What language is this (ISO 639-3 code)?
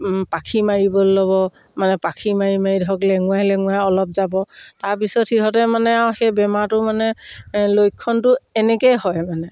asm